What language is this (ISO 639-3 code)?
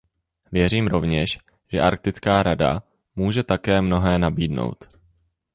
ces